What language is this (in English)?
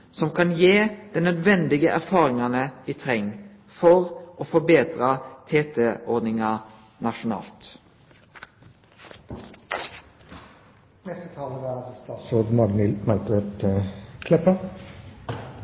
Norwegian Nynorsk